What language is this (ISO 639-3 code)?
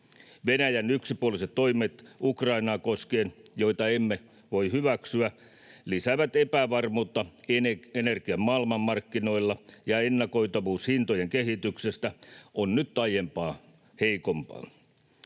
fin